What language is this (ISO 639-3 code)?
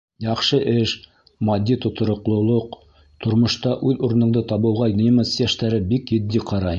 bak